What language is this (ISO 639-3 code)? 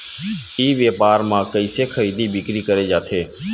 hne